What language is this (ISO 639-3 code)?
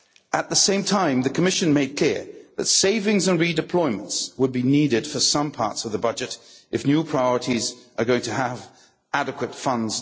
eng